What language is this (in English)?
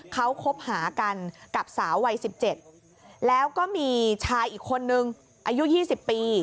Thai